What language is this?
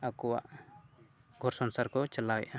Santali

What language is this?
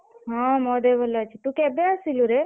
Odia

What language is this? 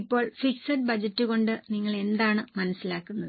Malayalam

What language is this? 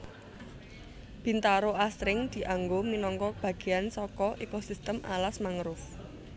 Javanese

